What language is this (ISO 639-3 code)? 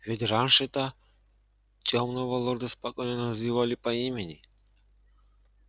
rus